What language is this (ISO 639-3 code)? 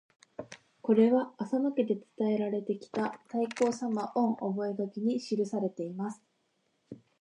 jpn